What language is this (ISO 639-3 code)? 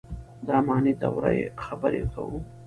pus